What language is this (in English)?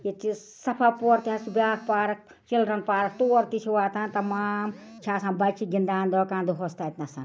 Kashmiri